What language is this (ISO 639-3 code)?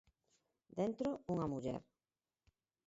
glg